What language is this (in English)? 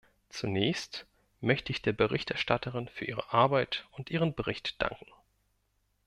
German